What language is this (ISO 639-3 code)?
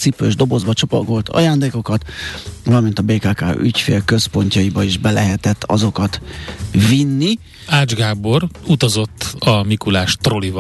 hun